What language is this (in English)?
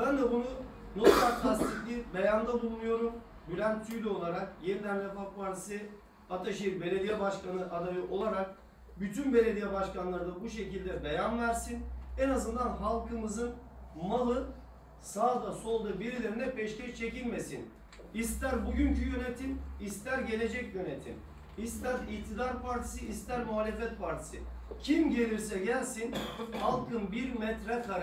Turkish